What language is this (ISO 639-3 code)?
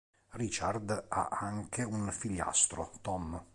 ita